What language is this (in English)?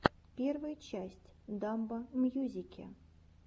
Russian